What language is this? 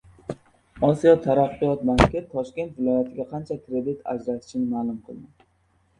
Uzbek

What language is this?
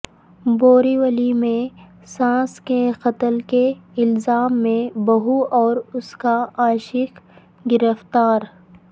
Urdu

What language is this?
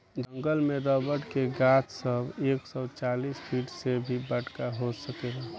Bhojpuri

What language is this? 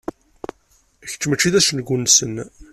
Kabyle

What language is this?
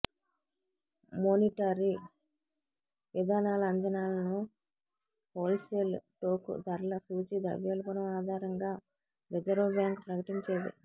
Telugu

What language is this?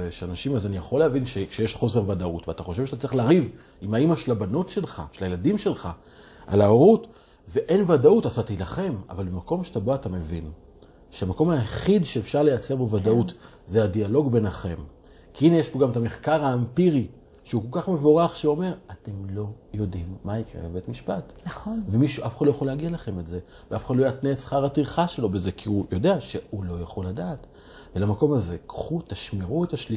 Hebrew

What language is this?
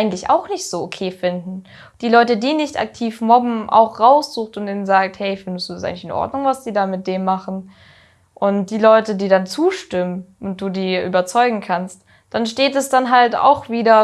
German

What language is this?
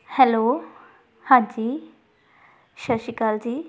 Punjabi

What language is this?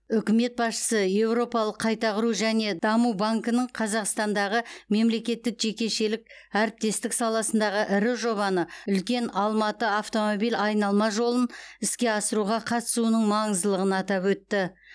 Kazakh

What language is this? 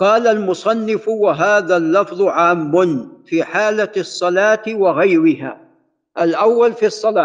Arabic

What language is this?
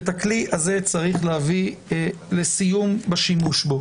Hebrew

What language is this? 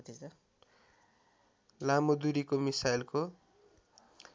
Nepali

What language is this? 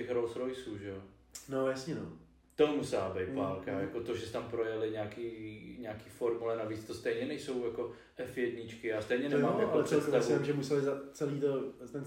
Czech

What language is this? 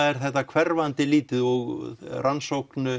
Icelandic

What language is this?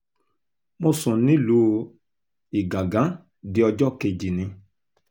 Yoruba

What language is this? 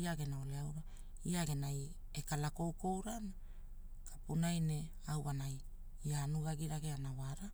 Hula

